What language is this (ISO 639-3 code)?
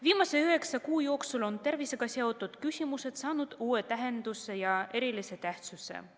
est